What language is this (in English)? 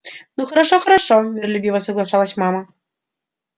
Russian